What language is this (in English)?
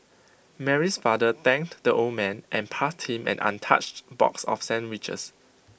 English